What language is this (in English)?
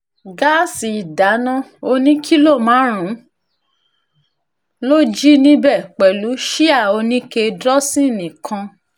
Yoruba